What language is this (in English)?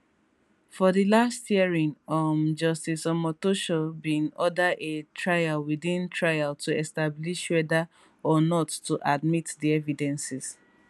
Nigerian Pidgin